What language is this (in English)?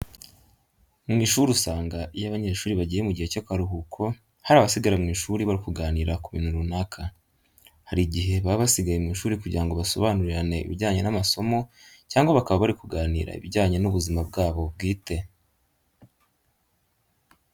Kinyarwanda